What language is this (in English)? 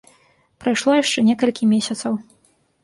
Belarusian